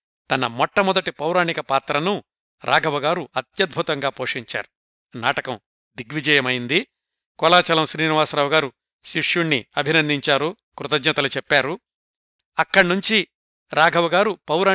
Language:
Telugu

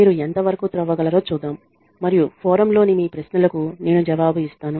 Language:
Telugu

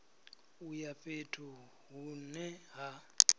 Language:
Venda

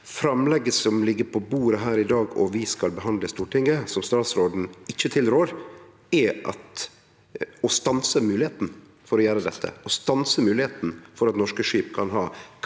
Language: Norwegian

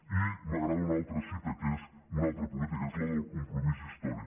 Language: Catalan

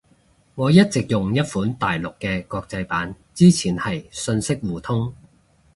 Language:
Cantonese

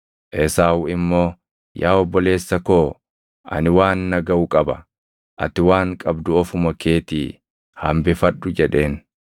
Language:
Oromo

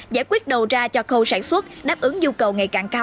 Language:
Vietnamese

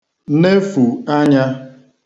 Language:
Igbo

